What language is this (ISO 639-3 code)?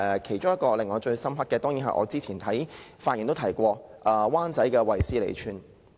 yue